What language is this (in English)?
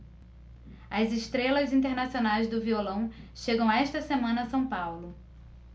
Portuguese